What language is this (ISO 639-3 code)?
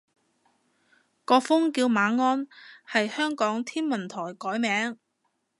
yue